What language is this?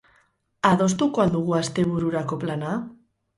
Basque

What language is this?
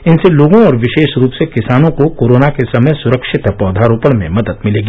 Hindi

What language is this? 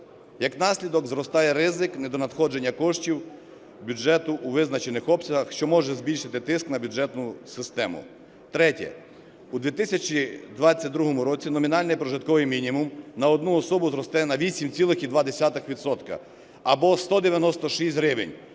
Ukrainian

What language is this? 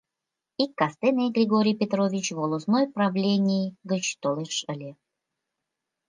Mari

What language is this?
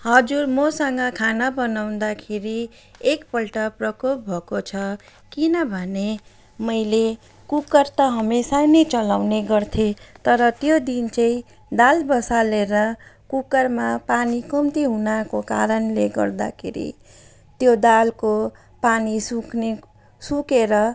Nepali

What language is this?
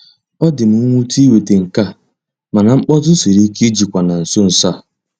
Igbo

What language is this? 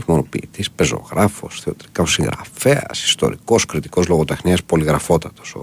Greek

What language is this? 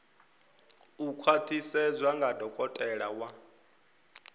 Venda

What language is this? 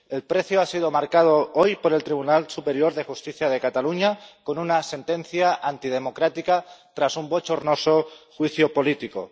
Spanish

